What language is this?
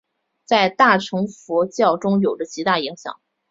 Chinese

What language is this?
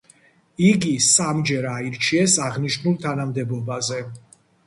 Georgian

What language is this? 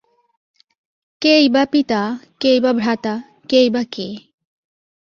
Bangla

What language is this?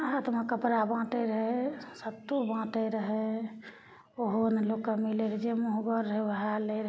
Maithili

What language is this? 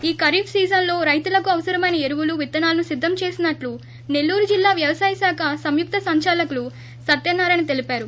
Telugu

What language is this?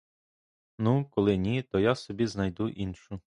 Ukrainian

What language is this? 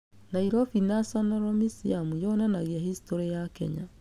Kikuyu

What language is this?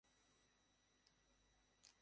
Bangla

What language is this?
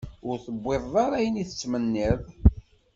Kabyle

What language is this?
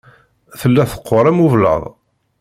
Kabyle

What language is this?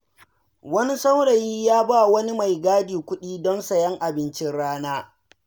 Hausa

